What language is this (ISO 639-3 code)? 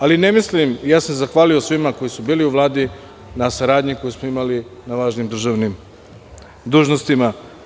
srp